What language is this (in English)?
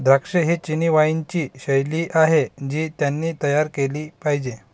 Marathi